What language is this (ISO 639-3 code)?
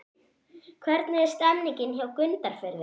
isl